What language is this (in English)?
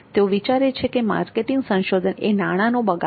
Gujarati